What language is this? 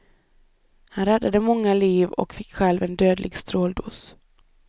Swedish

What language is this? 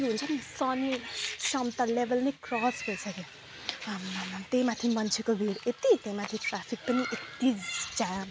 Nepali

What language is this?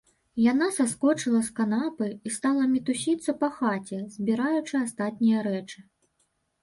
Belarusian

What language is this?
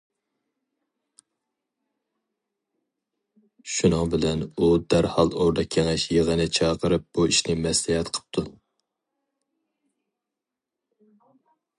Uyghur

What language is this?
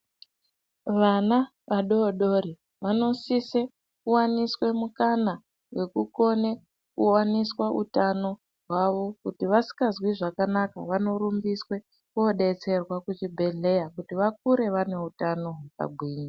Ndau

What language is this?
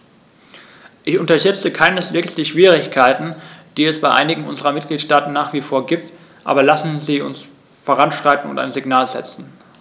German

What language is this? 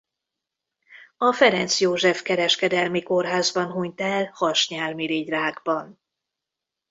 Hungarian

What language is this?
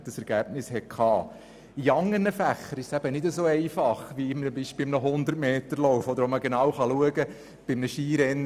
Swiss German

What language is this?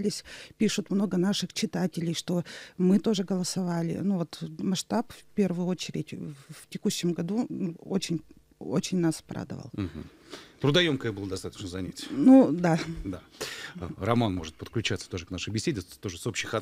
Russian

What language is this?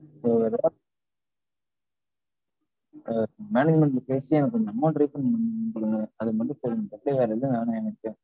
Tamil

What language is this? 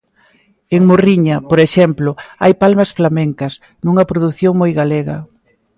Galician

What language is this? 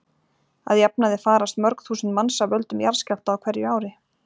Icelandic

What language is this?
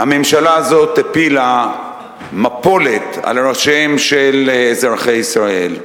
Hebrew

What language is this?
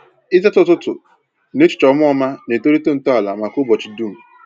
Igbo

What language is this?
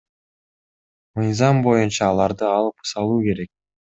Kyrgyz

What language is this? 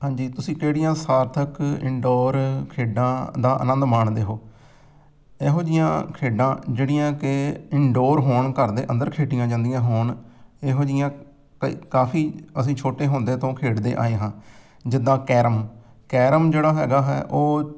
Punjabi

